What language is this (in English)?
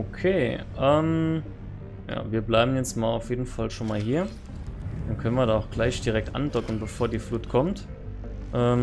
German